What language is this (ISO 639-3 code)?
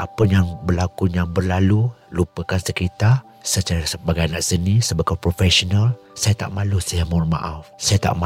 msa